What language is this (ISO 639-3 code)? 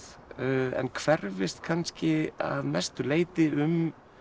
isl